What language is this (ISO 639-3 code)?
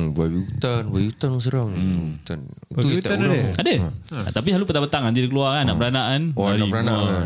msa